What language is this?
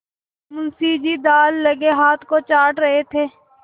Hindi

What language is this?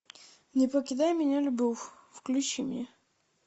Russian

